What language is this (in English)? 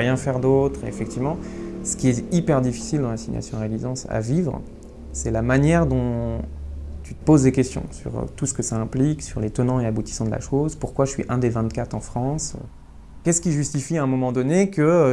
French